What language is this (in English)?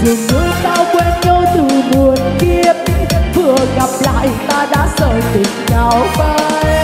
Vietnamese